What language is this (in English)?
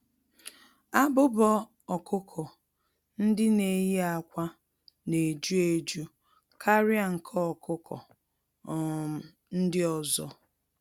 Igbo